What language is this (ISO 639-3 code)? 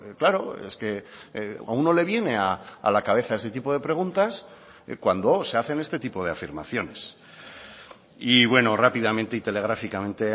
spa